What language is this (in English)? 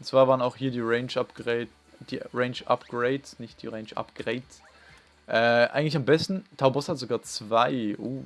German